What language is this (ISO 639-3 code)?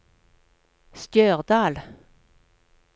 nor